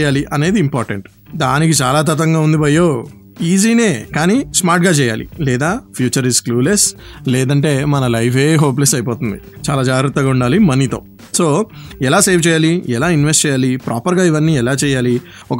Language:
Telugu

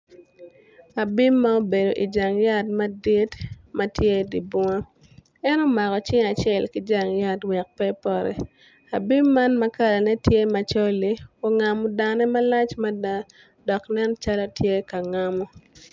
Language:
Acoli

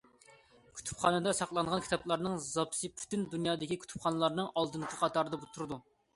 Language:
Uyghur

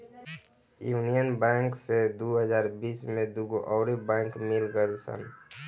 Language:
Bhojpuri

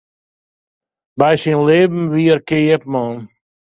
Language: Western Frisian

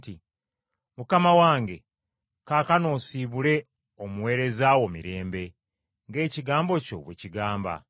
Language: Ganda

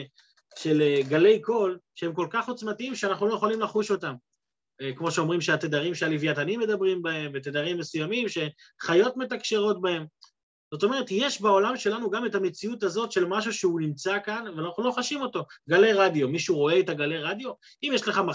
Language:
Hebrew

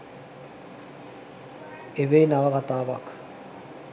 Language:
Sinhala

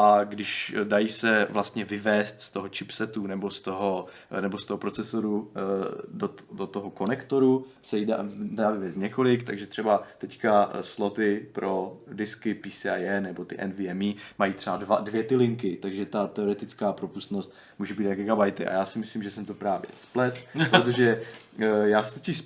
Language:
Czech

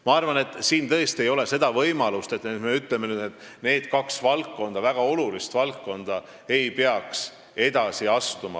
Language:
Estonian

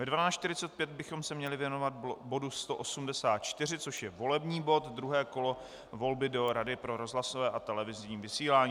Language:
Czech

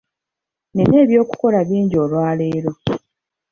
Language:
Ganda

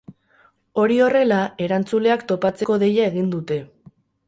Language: Basque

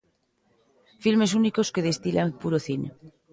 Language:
Galician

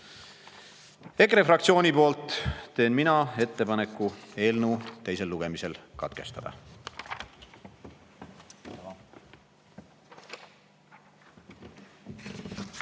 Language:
Estonian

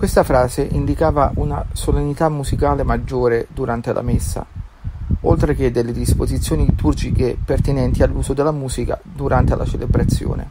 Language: Italian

